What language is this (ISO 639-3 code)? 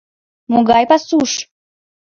chm